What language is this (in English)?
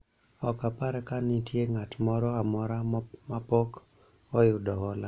Luo (Kenya and Tanzania)